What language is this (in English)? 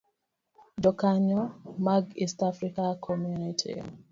Luo (Kenya and Tanzania)